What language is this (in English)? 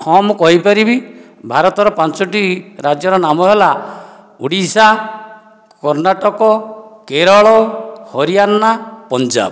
Odia